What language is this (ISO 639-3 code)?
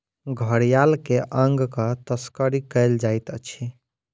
mai